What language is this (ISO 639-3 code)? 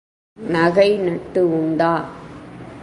tam